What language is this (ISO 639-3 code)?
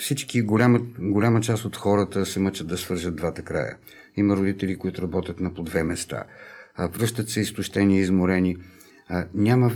bul